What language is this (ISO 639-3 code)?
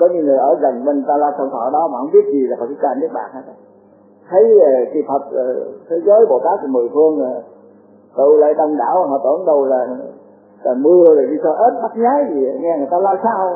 vie